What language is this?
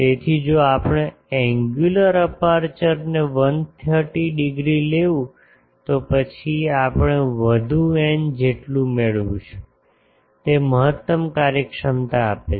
Gujarati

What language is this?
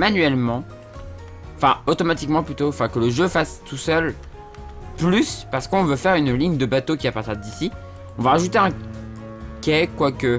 French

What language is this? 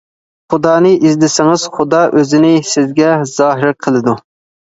Uyghur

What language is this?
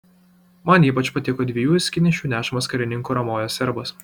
Lithuanian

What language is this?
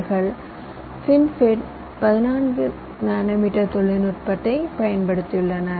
Tamil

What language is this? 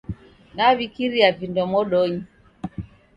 Taita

